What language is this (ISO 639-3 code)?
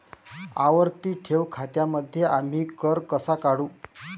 mar